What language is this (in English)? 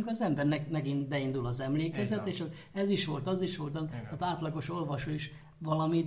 Hungarian